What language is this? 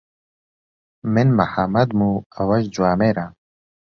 Central Kurdish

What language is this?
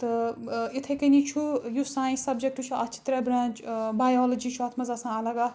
Kashmiri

